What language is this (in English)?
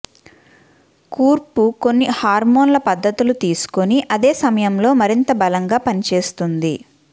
Telugu